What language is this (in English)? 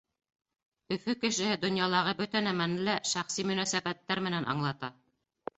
Bashkir